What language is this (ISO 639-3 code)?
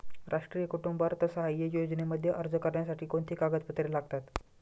mar